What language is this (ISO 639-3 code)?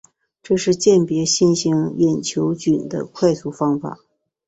zho